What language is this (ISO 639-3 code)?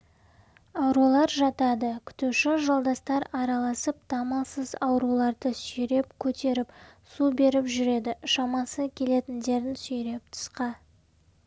kaz